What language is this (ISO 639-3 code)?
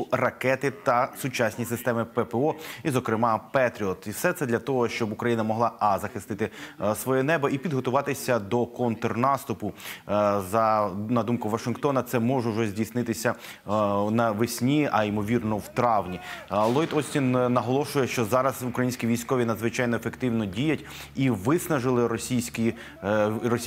ukr